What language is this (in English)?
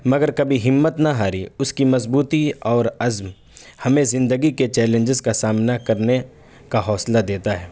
Urdu